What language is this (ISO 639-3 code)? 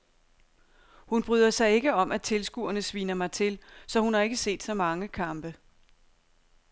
dan